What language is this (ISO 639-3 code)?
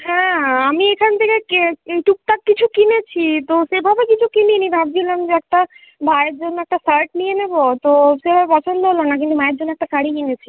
ben